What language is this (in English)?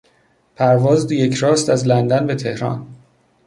Persian